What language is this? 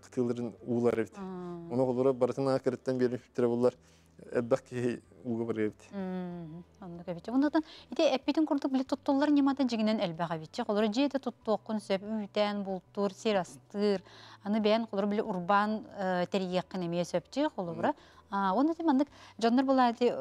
Turkish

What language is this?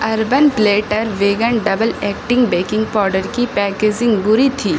Urdu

